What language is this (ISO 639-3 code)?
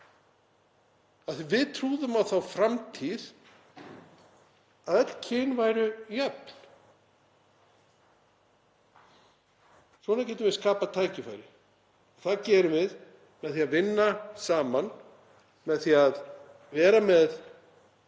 isl